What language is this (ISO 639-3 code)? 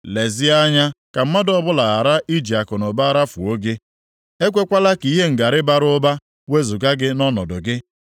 ibo